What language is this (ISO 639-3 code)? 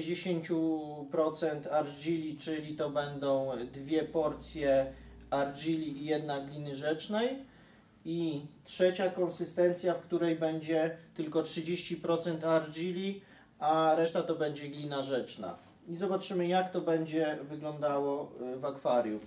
pol